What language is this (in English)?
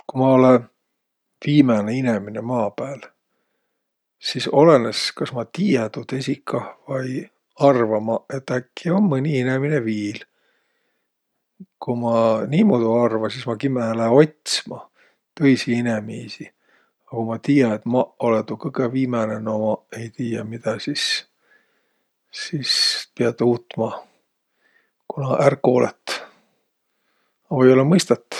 Võro